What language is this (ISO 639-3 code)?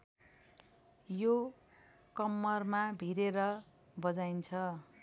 nep